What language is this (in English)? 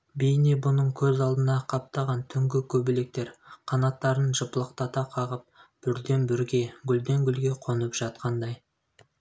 Kazakh